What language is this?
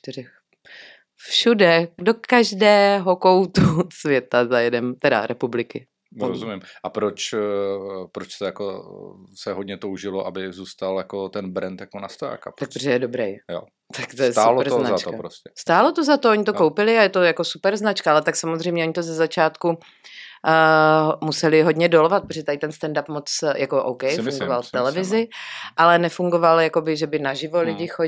Czech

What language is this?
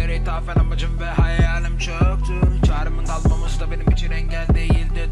Turkish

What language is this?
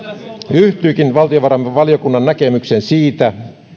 Finnish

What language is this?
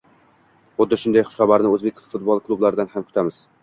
Uzbek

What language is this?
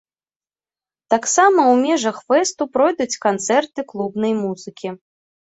Belarusian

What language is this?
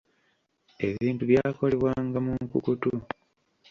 Ganda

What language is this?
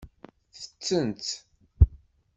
Kabyle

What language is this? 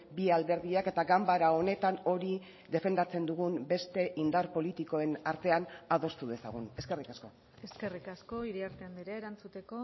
Basque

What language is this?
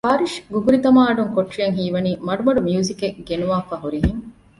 Divehi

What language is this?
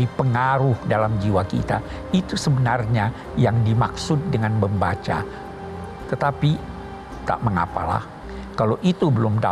Indonesian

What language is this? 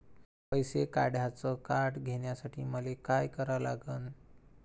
Marathi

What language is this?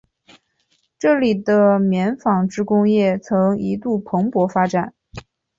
Chinese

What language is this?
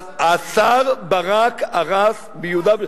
Hebrew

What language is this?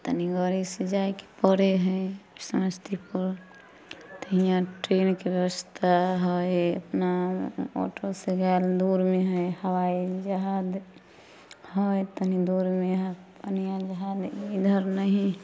Maithili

